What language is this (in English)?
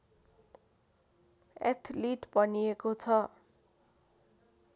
Nepali